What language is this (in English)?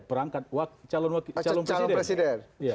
Indonesian